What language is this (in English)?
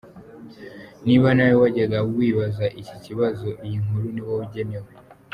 Kinyarwanda